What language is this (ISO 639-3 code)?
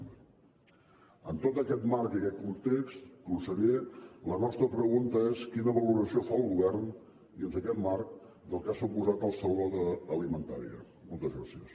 cat